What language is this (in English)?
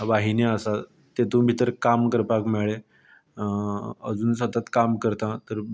Konkani